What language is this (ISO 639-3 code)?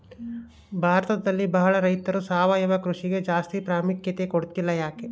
kan